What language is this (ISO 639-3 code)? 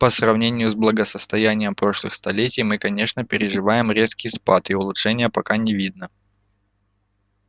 rus